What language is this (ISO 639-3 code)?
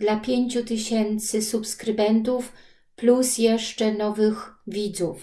pol